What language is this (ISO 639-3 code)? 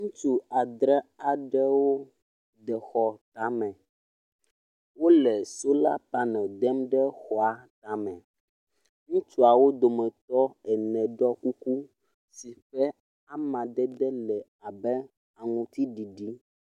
ewe